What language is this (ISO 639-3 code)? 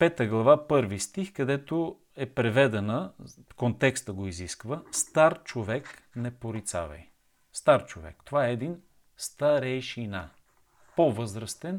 bul